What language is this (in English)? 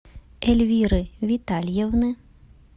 Russian